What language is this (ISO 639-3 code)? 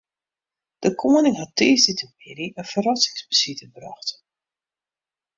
fry